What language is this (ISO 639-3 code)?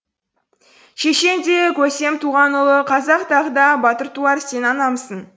kaz